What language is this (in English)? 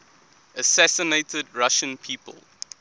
English